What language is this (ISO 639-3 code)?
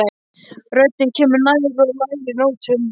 isl